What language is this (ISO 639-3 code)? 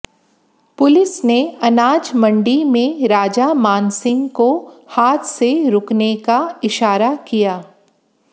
hin